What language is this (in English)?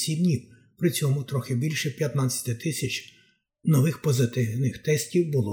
Ukrainian